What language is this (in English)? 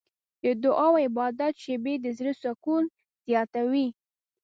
Pashto